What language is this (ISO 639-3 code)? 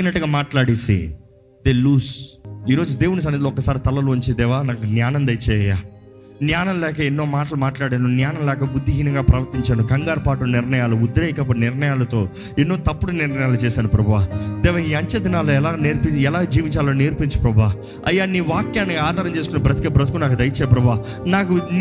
tel